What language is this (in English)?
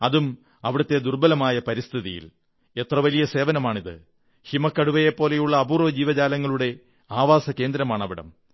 Malayalam